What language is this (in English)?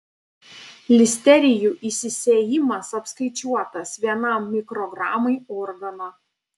Lithuanian